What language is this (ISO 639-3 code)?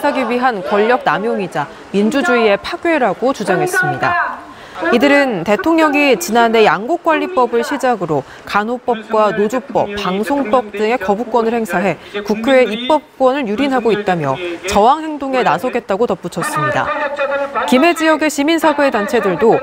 kor